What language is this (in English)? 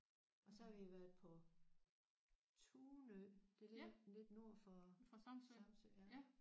Danish